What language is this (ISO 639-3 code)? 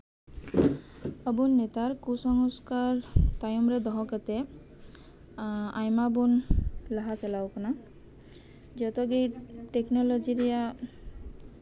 sat